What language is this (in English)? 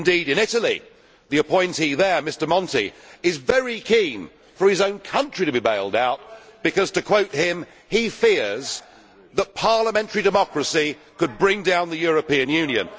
English